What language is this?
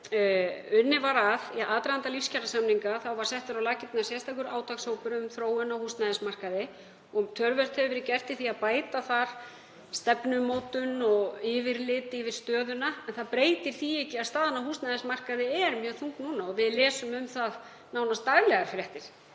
Icelandic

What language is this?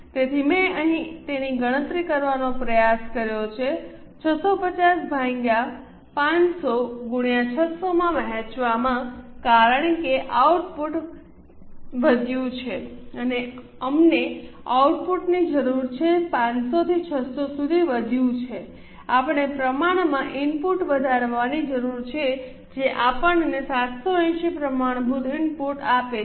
Gujarati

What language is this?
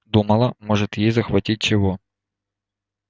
Russian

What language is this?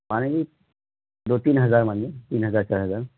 Urdu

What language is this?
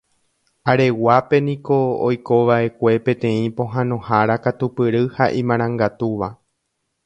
Guarani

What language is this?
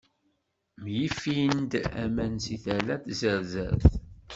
Kabyle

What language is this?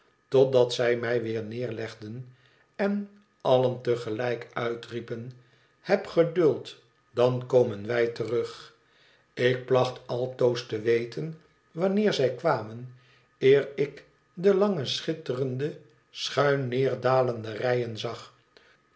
Dutch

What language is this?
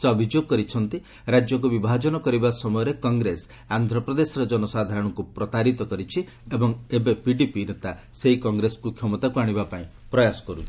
Odia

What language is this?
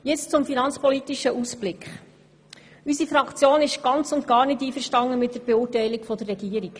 Swiss German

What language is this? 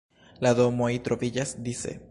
Esperanto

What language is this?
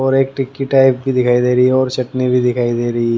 Hindi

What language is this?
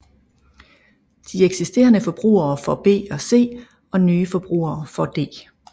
Danish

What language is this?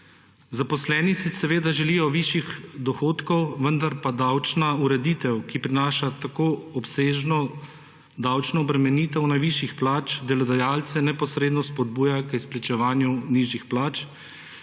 Slovenian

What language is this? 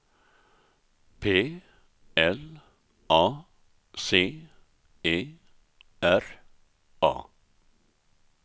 Swedish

